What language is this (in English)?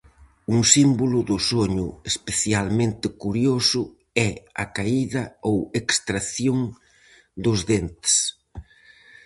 Galician